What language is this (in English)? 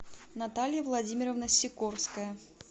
Russian